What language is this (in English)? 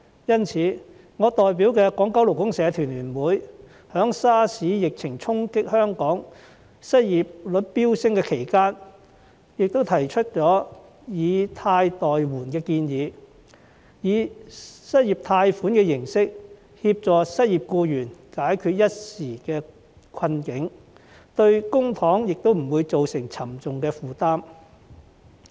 Cantonese